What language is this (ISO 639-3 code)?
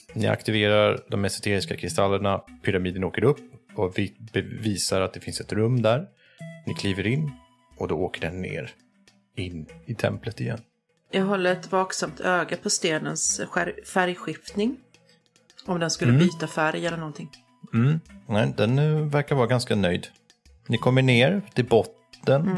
swe